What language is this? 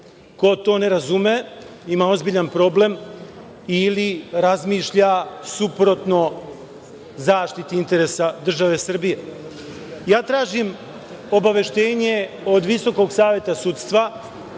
Serbian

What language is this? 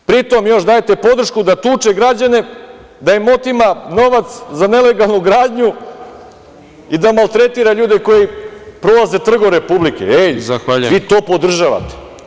Serbian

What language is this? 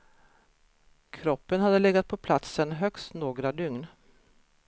Swedish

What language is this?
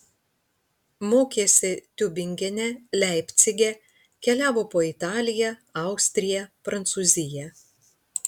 Lithuanian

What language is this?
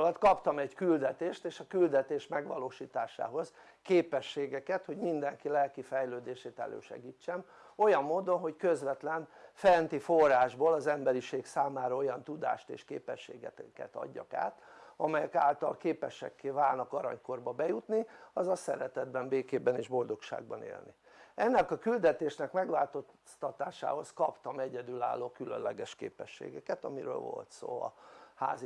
Hungarian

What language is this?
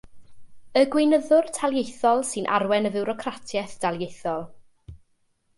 Welsh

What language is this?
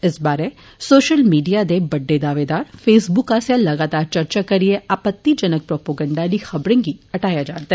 Dogri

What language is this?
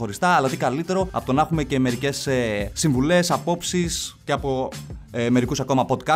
Greek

